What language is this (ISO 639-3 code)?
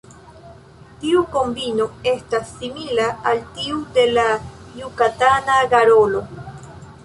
epo